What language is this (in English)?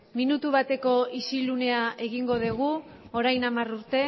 Basque